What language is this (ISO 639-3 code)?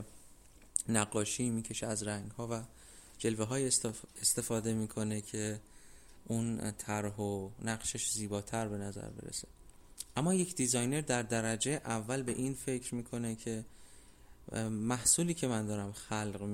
fas